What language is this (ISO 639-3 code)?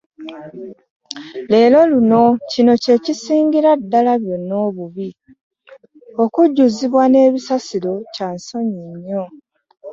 lug